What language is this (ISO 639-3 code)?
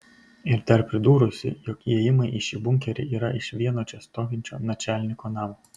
lit